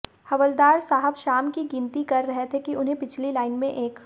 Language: Hindi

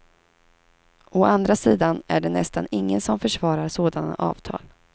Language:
Swedish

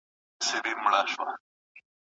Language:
Pashto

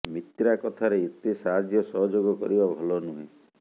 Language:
Odia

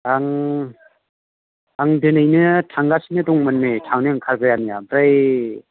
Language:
Bodo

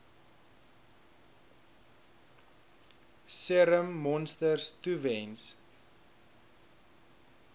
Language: Afrikaans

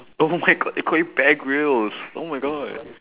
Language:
English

